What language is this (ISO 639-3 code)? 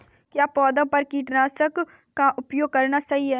hin